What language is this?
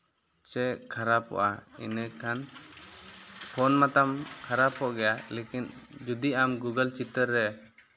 Santali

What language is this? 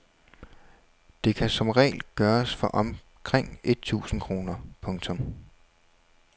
Danish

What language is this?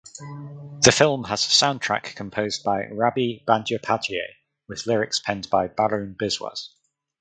English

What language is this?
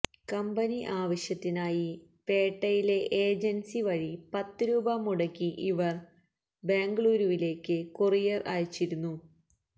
Malayalam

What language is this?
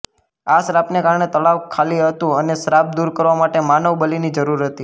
Gujarati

